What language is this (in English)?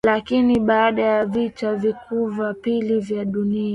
Swahili